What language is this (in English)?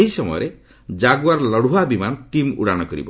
Odia